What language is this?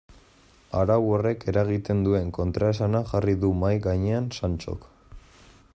Basque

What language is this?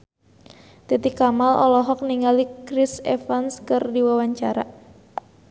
Sundanese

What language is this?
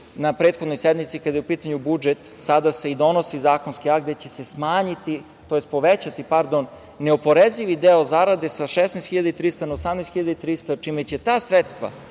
Serbian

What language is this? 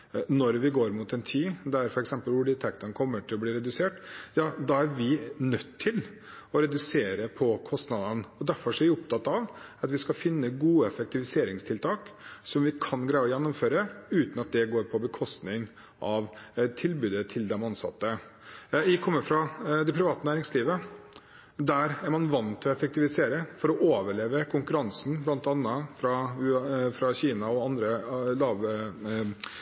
Norwegian Bokmål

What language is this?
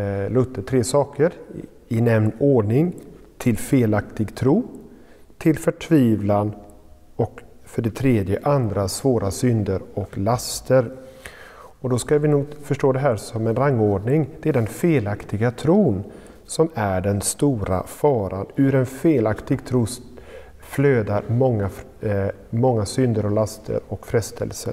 Swedish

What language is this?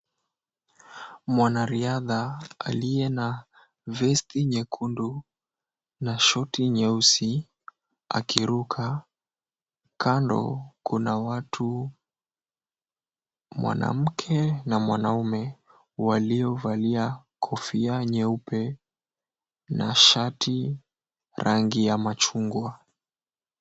Swahili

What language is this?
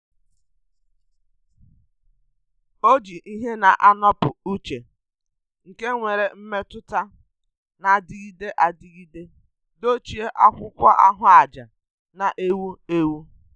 Igbo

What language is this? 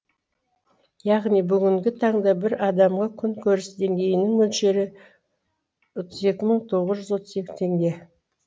Kazakh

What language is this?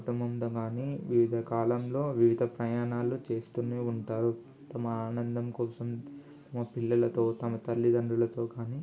Telugu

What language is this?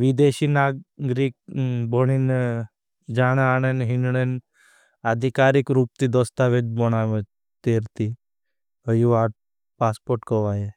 Bhili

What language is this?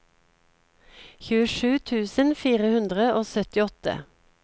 Norwegian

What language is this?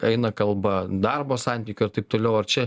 Lithuanian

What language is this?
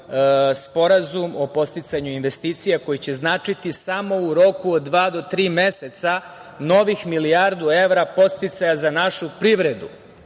Serbian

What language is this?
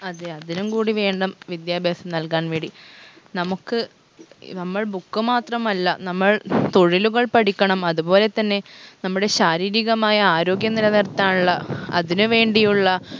Malayalam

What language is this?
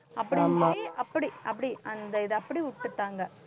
Tamil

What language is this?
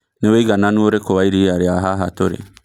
Kikuyu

